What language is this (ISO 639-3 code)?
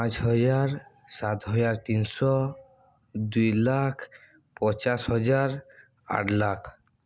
ori